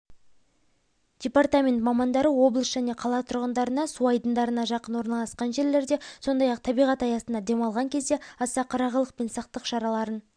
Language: Kazakh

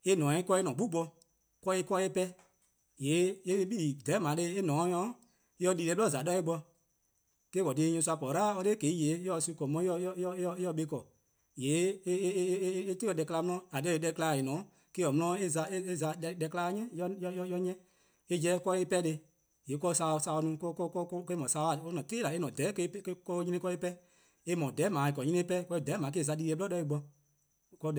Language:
Eastern Krahn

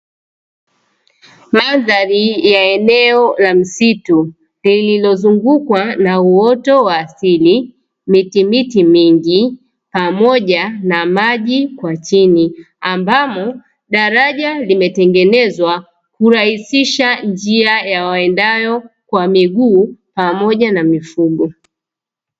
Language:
Swahili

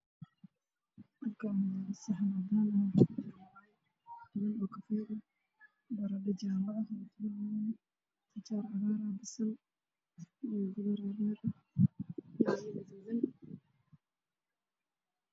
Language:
Somali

